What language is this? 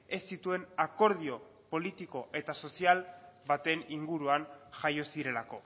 Basque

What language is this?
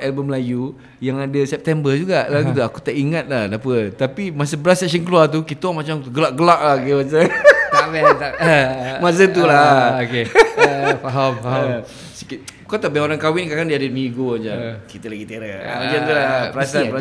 Malay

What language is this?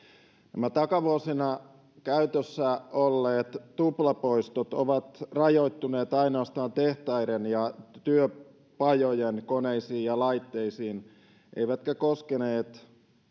Finnish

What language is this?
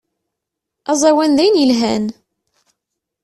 Kabyle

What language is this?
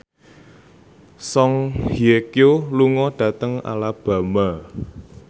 Javanese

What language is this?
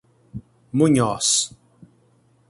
Portuguese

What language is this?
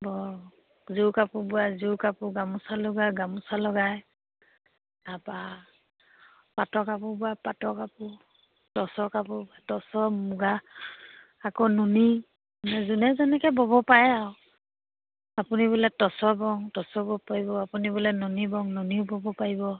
Assamese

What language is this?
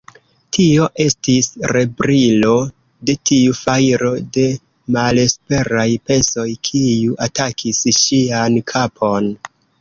Esperanto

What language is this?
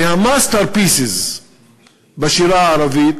Hebrew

